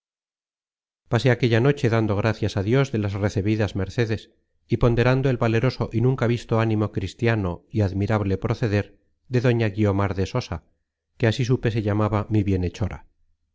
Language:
Spanish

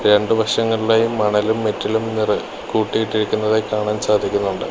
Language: Malayalam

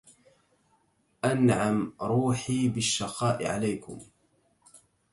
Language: Arabic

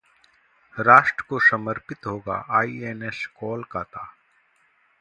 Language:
Hindi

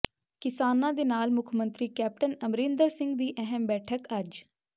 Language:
Punjabi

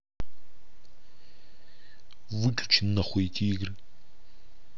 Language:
Russian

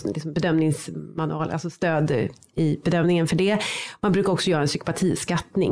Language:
Swedish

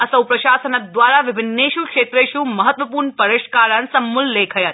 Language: Sanskrit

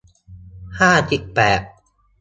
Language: Thai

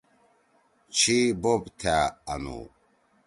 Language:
Torwali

